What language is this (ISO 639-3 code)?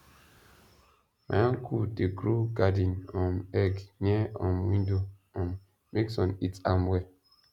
pcm